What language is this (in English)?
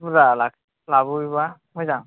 Bodo